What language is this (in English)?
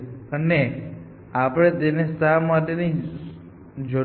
Gujarati